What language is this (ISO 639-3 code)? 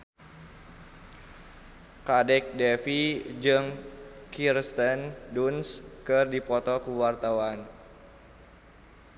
sun